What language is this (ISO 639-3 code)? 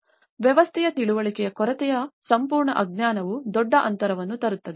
kan